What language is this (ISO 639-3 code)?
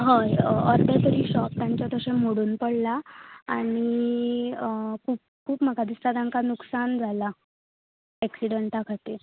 kok